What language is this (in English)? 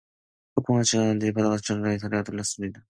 Korean